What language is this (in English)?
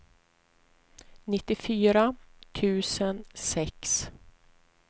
Swedish